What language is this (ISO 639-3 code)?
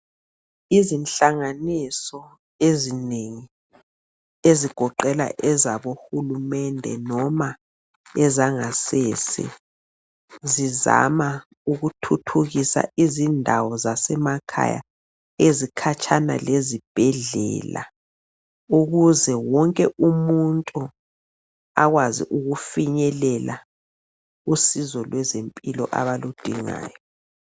nde